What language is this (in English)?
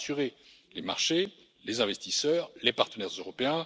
French